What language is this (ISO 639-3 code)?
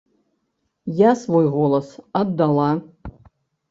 bel